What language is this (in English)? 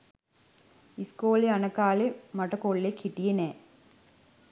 Sinhala